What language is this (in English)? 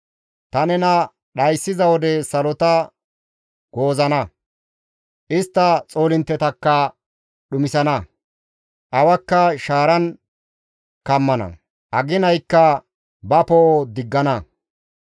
Gamo